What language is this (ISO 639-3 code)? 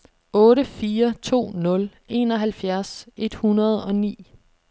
dan